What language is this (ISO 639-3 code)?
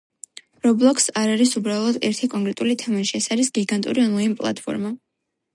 kat